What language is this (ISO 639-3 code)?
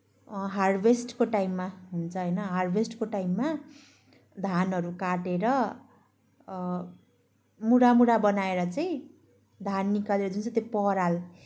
nep